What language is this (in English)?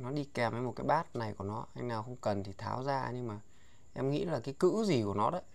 Vietnamese